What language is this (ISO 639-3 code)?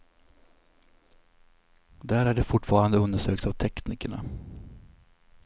swe